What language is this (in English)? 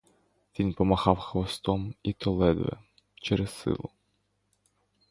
Ukrainian